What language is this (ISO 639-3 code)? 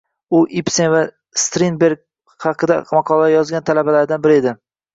uzb